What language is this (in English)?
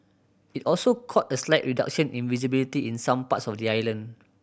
English